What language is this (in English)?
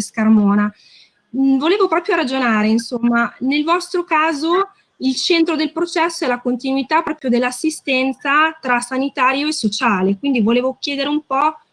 Italian